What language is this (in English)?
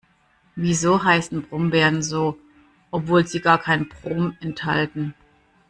German